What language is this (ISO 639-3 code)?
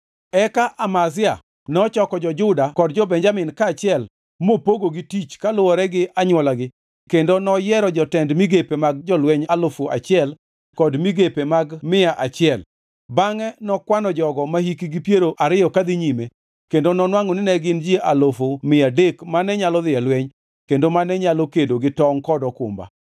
luo